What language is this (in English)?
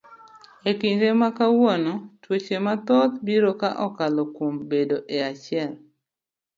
Luo (Kenya and Tanzania)